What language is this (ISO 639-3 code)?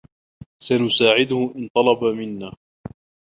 ara